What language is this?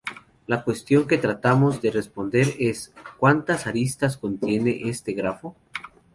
Spanish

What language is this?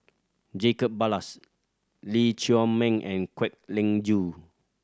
English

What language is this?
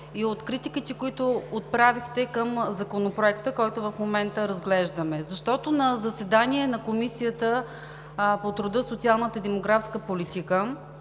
Bulgarian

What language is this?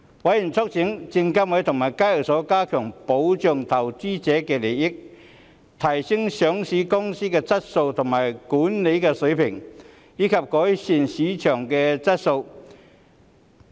Cantonese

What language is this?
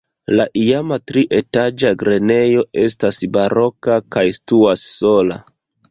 Esperanto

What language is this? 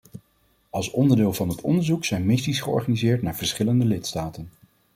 Dutch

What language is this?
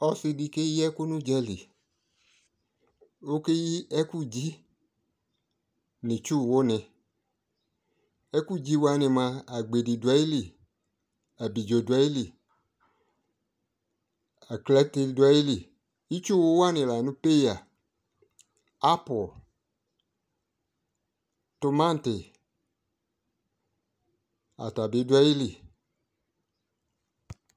Ikposo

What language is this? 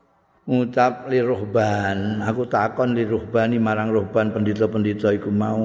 Indonesian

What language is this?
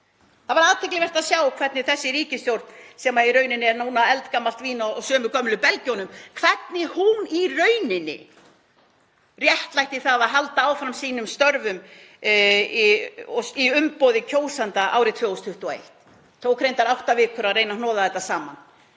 Icelandic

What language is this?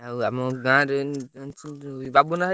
Odia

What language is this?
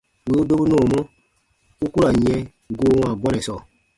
Baatonum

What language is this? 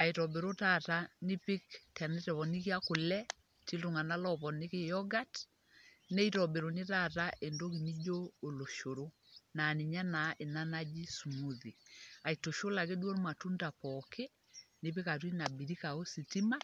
Masai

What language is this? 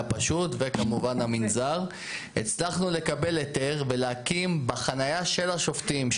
Hebrew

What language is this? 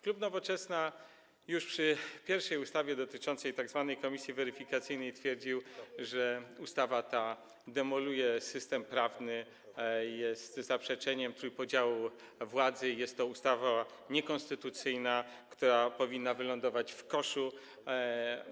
Polish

